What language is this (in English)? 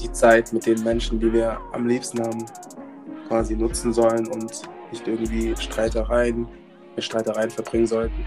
German